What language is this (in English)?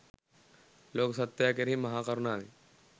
Sinhala